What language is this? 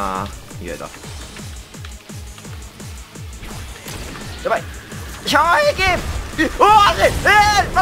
Japanese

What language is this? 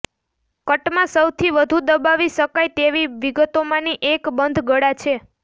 Gujarati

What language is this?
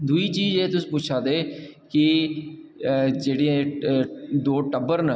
Dogri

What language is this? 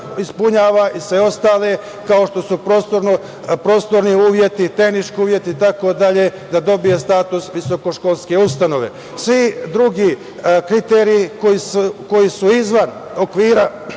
Serbian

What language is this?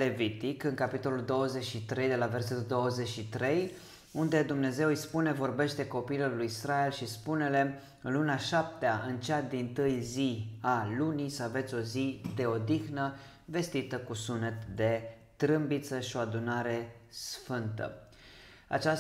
Romanian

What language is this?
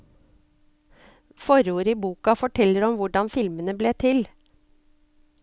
Norwegian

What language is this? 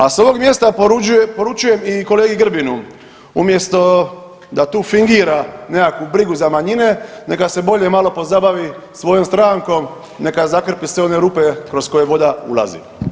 Croatian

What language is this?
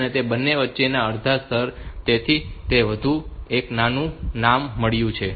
Gujarati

